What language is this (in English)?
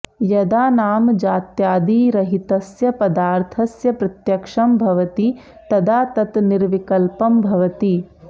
Sanskrit